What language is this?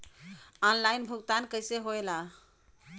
Bhojpuri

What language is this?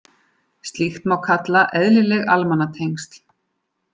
Icelandic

